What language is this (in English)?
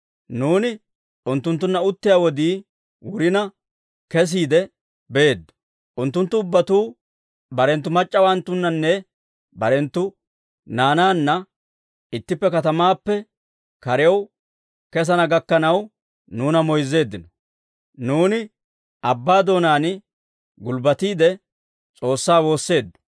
Dawro